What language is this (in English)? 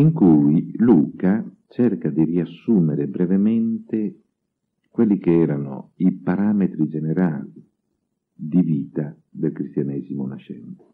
Italian